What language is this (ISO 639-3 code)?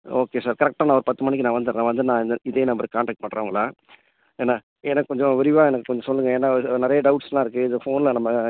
tam